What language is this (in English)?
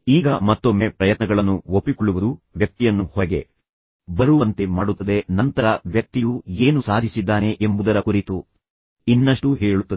Kannada